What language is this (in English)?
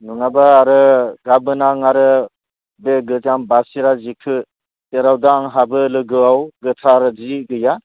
Bodo